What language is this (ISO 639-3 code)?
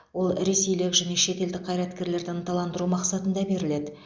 kaz